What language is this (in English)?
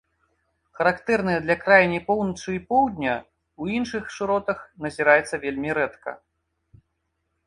Belarusian